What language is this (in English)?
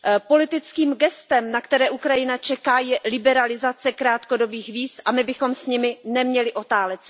Czech